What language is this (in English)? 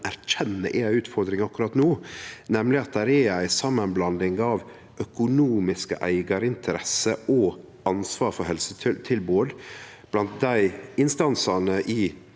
Norwegian